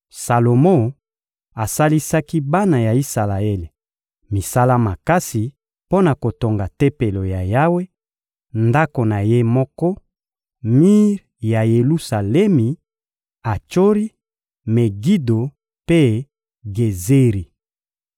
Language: Lingala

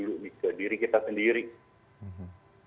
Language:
Indonesian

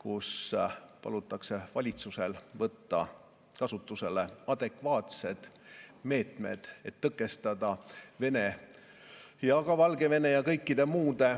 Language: Estonian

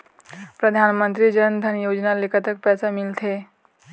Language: Chhattisgarhi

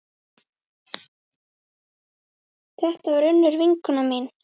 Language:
Icelandic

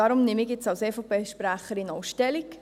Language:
Swiss German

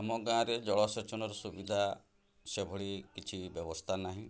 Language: Odia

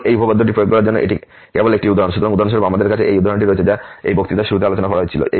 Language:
Bangla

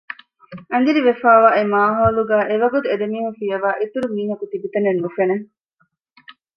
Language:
Divehi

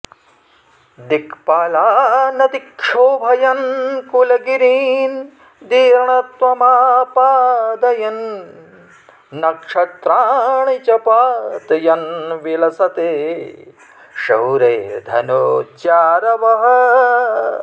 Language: Sanskrit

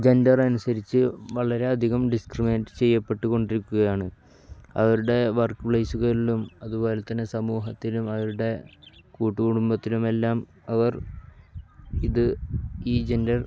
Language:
Malayalam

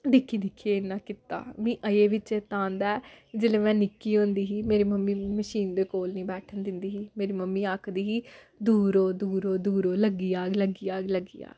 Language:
Dogri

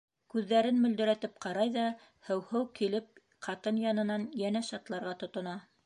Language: Bashkir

